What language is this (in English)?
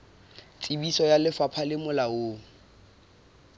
Southern Sotho